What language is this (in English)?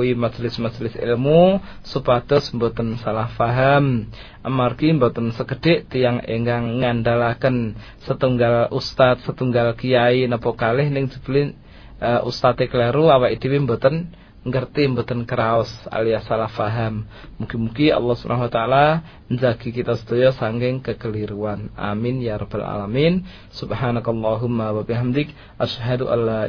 Malay